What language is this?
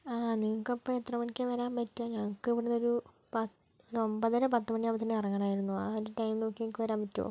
Malayalam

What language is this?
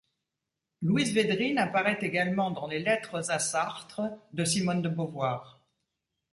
French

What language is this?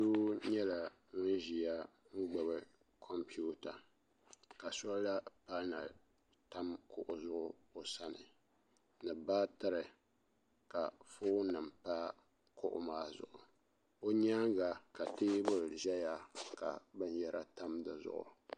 Dagbani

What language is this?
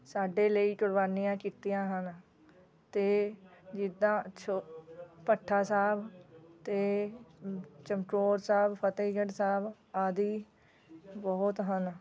Punjabi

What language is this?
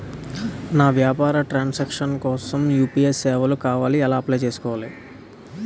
Telugu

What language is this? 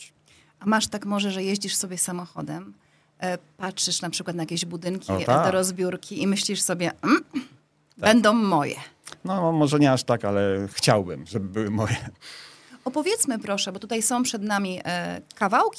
Polish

